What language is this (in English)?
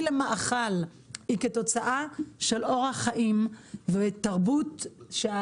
Hebrew